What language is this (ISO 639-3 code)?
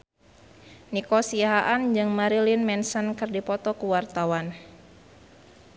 sun